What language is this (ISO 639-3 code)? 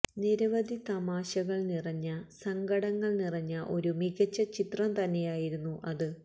mal